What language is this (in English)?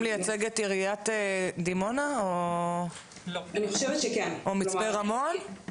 Hebrew